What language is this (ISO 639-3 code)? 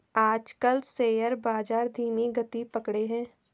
hin